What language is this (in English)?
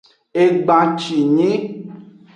Aja (Benin)